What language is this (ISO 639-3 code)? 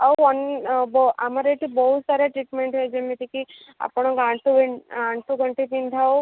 ori